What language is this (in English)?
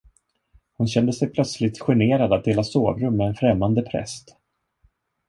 Swedish